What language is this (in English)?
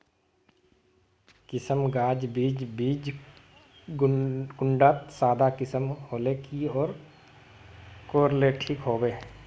Magahi